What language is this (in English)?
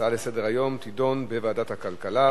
Hebrew